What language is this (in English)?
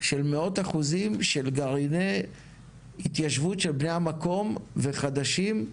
Hebrew